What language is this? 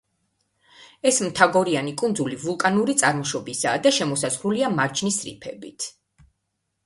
Georgian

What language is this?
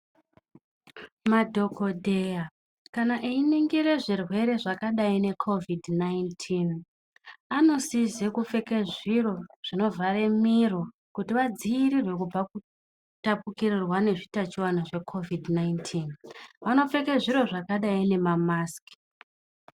Ndau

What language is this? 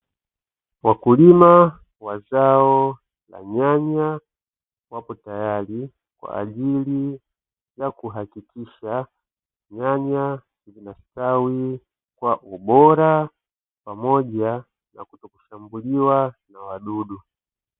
Swahili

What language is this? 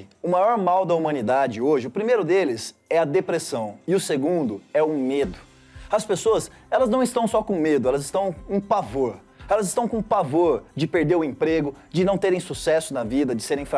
Portuguese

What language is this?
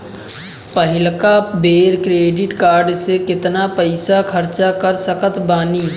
Bhojpuri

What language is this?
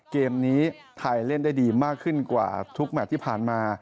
Thai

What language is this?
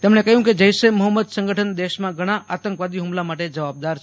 Gujarati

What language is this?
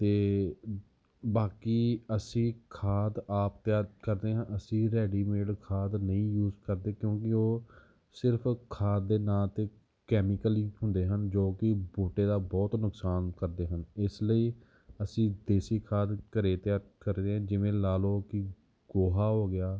Punjabi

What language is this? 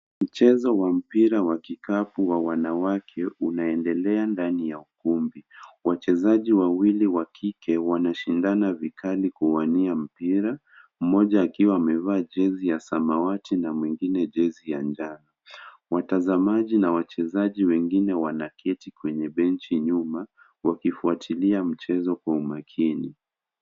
Swahili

